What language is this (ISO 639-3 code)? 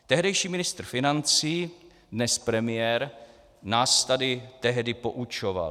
ces